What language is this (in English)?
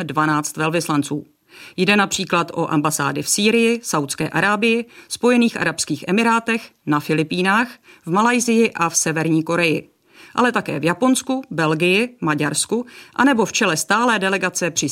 Czech